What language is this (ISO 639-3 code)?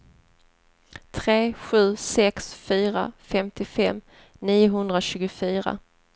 swe